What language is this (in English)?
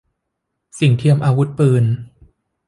Thai